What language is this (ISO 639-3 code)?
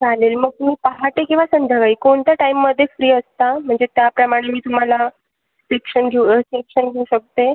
mar